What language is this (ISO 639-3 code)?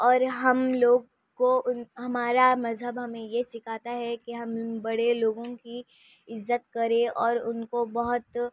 urd